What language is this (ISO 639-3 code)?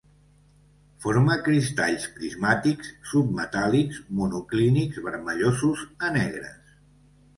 cat